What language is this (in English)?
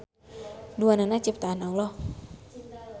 Sundanese